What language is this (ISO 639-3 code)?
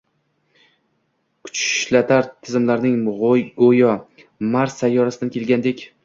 uzb